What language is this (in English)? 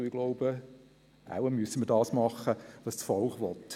Swiss German